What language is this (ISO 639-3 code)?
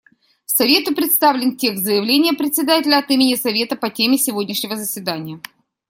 rus